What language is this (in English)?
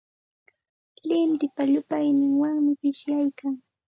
Santa Ana de Tusi Pasco Quechua